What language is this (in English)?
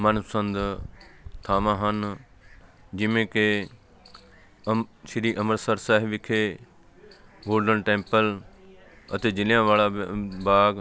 Punjabi